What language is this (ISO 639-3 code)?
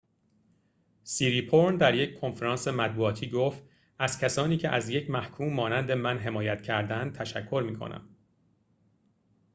fas